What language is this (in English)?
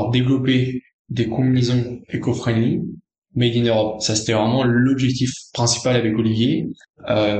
French